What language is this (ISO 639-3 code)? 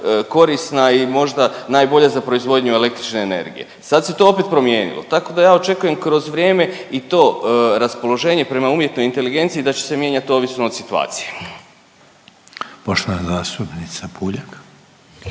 hrv